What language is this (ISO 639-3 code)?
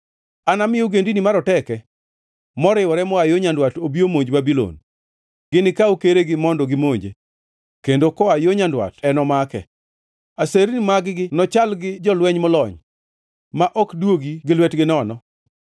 luo